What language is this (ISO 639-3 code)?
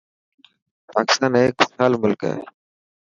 mki